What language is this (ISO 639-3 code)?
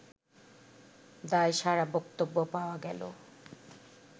ben